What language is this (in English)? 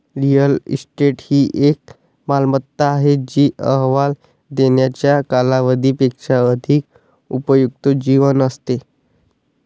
Marathi